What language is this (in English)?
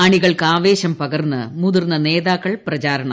Malayalam